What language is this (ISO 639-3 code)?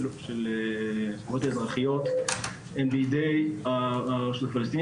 heb